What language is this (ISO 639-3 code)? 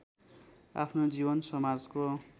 nep